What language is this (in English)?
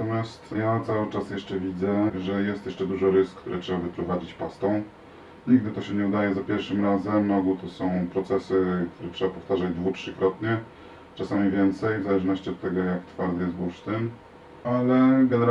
Polish